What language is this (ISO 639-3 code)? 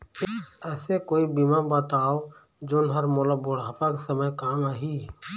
hne